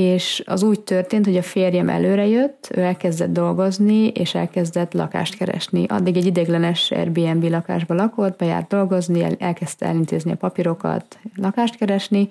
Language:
Hungarian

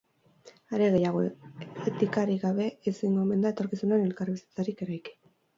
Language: Basque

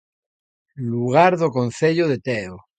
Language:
Galician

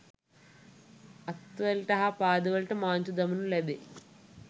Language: Sinhala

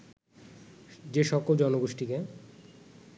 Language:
Bangla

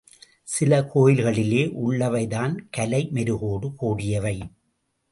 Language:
Tamil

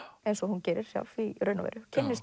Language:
Icelandic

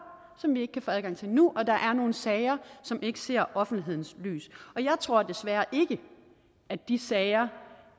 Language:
Danish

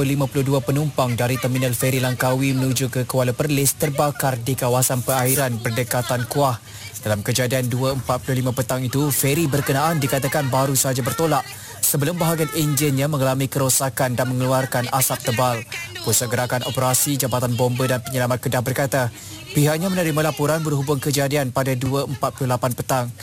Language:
Malay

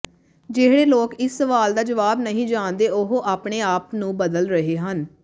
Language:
Punjabi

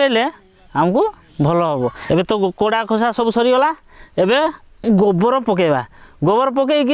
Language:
Korean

